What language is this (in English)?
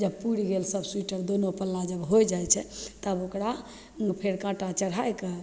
Maithili